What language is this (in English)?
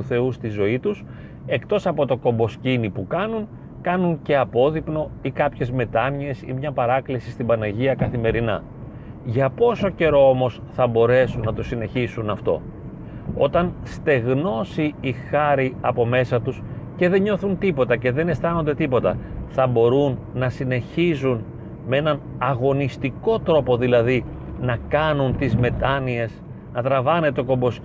Greek